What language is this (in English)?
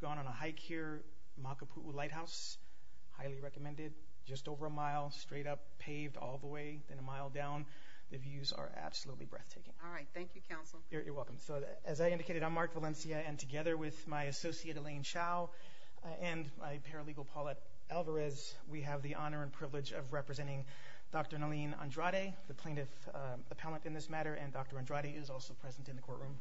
English